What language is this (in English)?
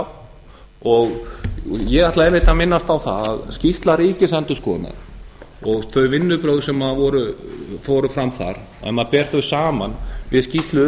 Icelandic